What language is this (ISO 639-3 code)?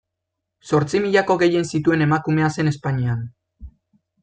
eus